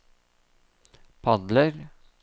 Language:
Norwegian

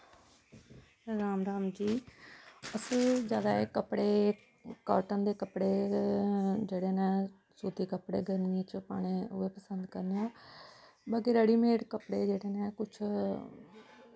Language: Dogri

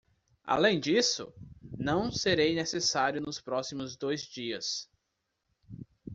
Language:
Portuguese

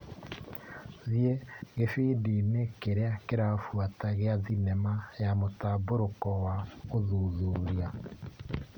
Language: Kikuyu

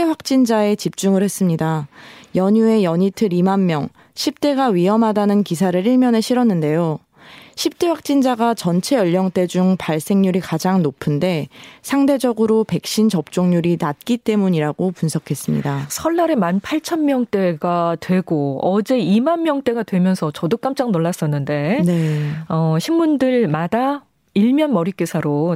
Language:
Korean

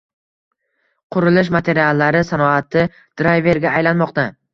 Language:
Uzbek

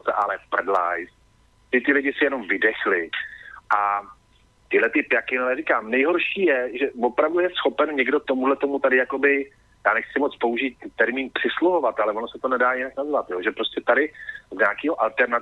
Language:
Czech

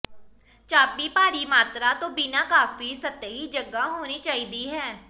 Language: Punjabi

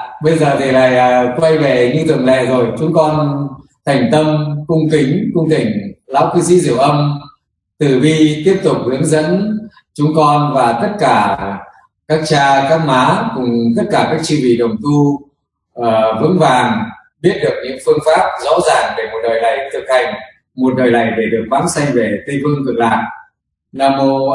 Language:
Vietnamese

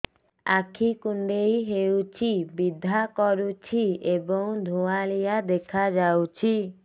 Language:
Odia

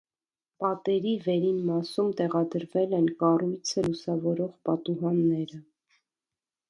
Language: Armenian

